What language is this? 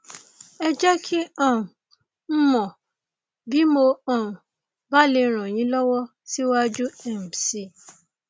Yoruba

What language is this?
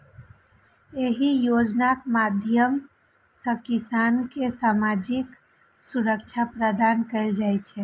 Maithili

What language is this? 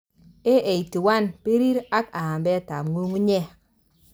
Kalenjin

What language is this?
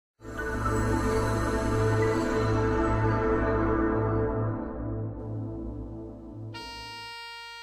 Bulgarian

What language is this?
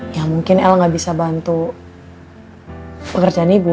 Indonesian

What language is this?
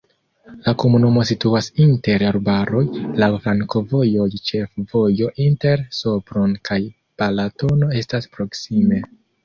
Esperanto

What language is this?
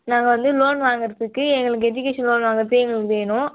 Tamil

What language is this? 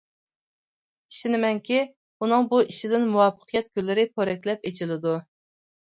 Uyghur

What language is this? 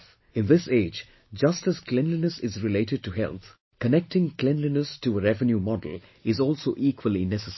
English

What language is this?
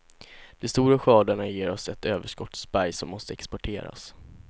Swedish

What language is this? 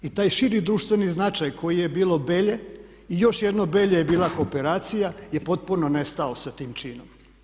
Croatian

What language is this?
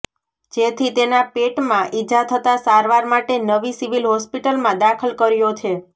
Gujarati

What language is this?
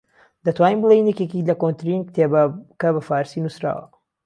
Central Kurdish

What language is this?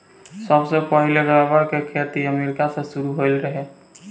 Bhojpuri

